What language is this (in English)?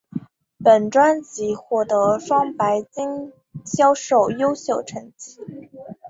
Chinese